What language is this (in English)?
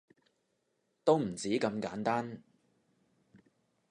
Cantonese